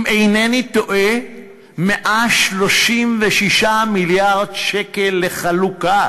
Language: Hebrew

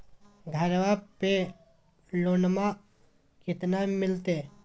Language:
Magahi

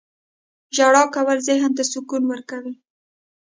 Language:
Pashto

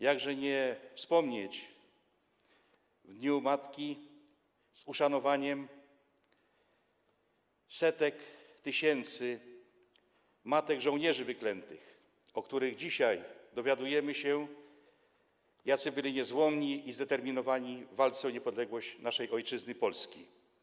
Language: Polish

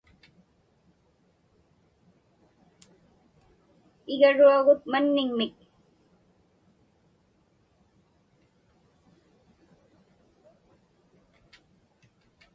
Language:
Inupiaq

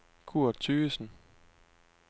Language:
Danish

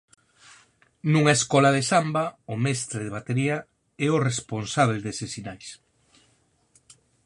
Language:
Galician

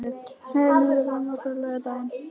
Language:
Icelandic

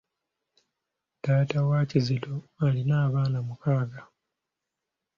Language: Ganda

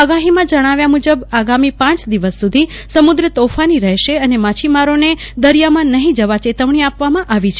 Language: Gujarati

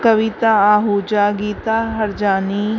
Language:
Sindhi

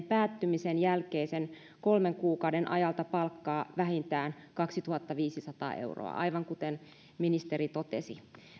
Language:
Finnish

